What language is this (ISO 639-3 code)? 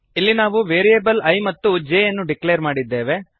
kan